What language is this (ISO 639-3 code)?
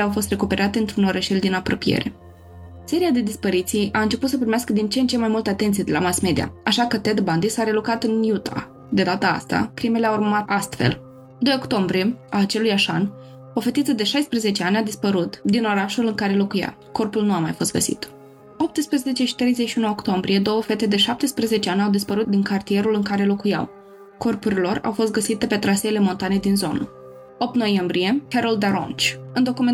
ron